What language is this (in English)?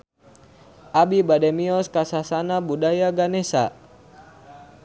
Sundanese